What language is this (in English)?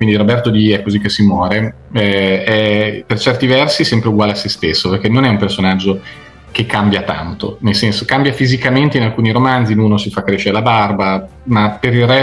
Italian